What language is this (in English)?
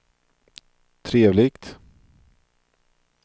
Swedish